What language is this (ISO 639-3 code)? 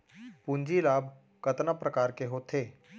hne